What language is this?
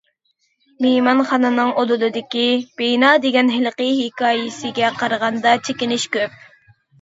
Uyghur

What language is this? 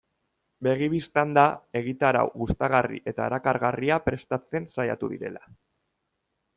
Basque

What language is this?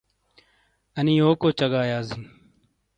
Shina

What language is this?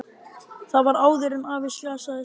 Icelandic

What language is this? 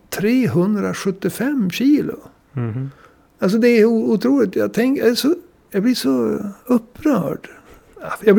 Swedish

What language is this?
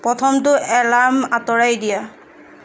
Assamese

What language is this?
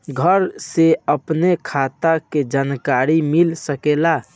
Bhojpuri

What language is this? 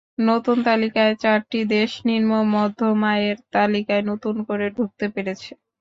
Bangla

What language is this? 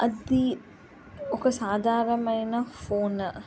Telugu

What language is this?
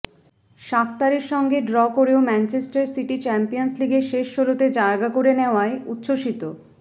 Bangla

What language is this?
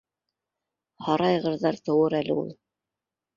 Bashkir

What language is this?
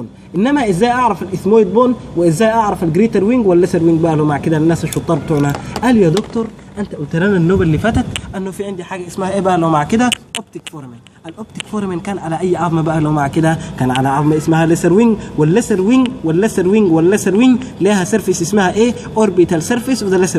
Arabic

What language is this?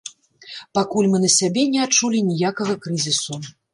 Belarusian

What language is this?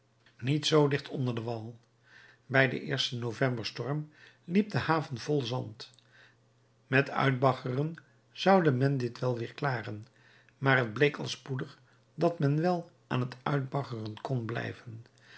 Dutch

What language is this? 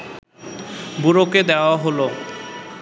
Bangla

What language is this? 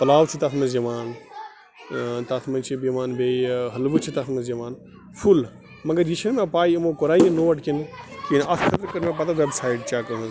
Kashmiri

